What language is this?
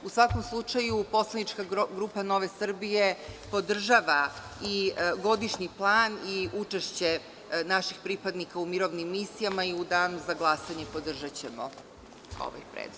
Serbian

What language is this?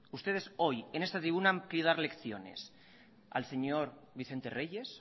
Spanish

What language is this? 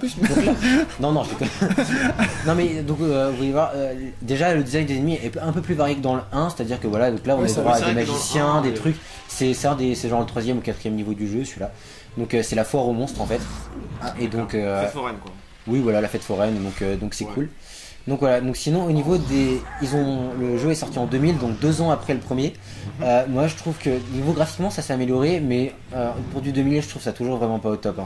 French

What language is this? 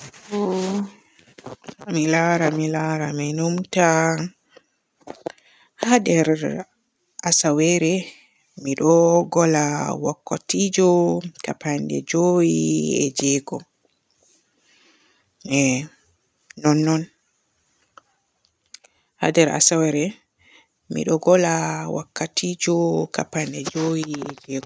Borgu Fulfulde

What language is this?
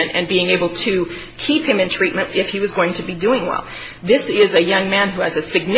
English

